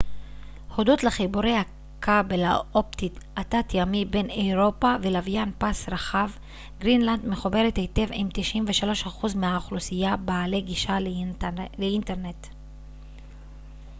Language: Hebrew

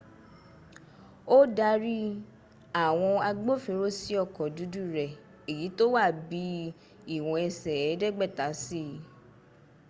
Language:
Yoruba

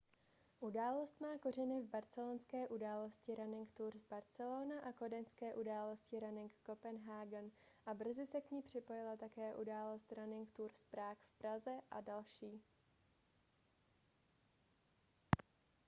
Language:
Czech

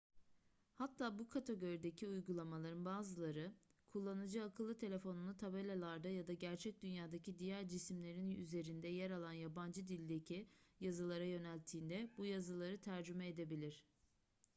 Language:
Turkish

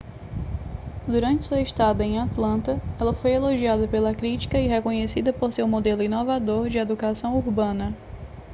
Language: Portuguese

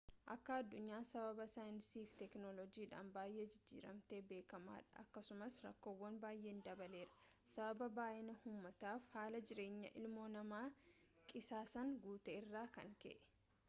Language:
Oromo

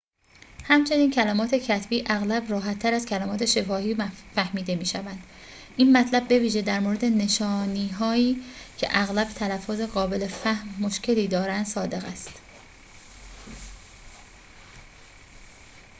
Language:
Persian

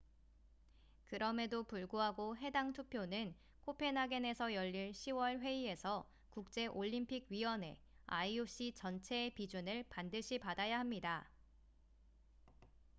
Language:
Korean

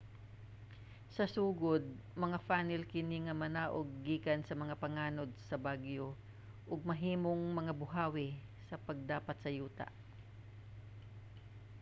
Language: Cebuano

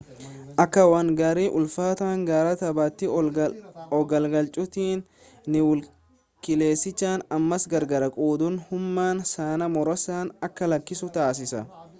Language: Oromo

